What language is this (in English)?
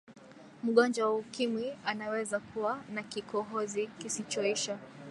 Swahili